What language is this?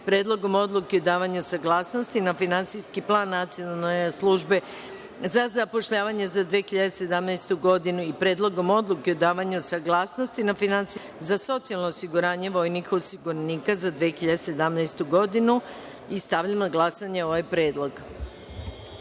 Serbian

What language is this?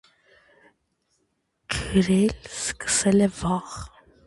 Armenian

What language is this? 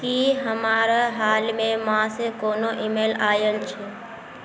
Maithili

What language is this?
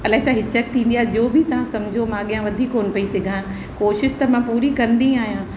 Sindhi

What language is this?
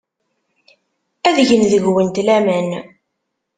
Kabyle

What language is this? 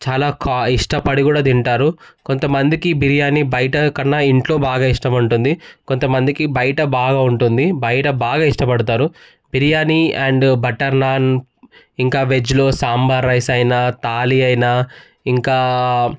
Telugu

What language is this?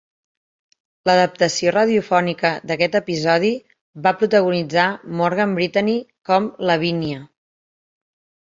Catalan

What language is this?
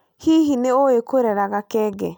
Kikuyu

